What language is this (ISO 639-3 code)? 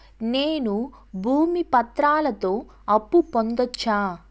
tel